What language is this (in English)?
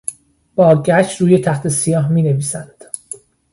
Persian